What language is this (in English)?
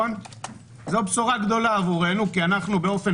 Hebrew